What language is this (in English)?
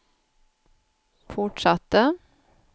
Swedish